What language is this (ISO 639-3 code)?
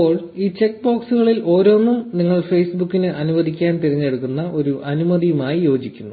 mal